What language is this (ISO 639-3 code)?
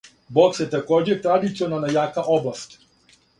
srp